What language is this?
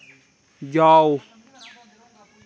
Dogri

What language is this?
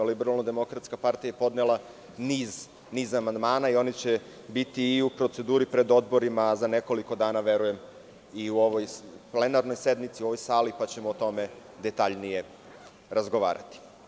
Serbian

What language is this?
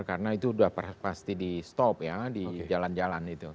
Indonesian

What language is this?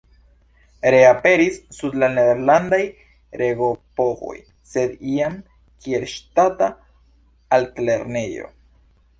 Esperanto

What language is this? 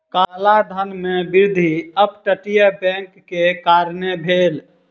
Maithili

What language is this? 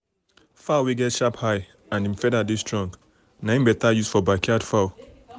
Nigerian Pidgin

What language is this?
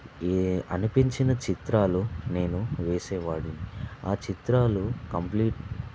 Telugu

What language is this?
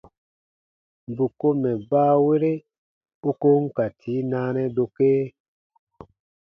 Baatonum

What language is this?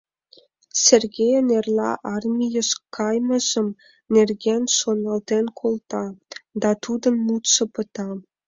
Mari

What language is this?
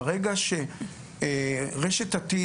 Hebrew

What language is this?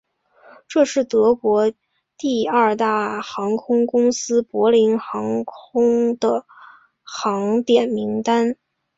Chinese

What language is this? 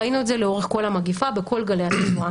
Hebrew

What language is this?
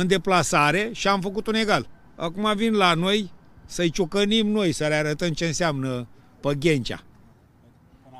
Romanian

